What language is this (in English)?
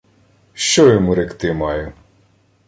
Ukrainian